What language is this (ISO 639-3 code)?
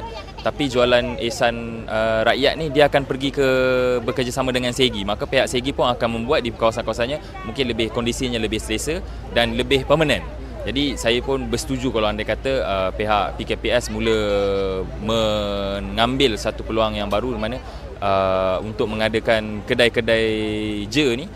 msa